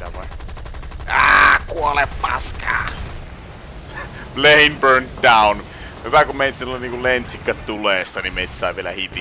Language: Finnish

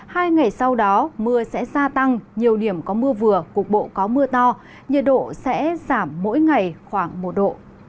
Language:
Vietnamese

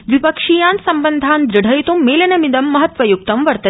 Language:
Sanskrit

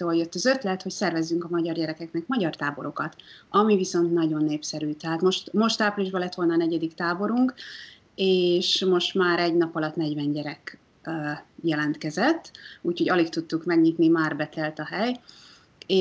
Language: Hungarian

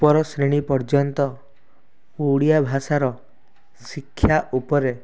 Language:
Odia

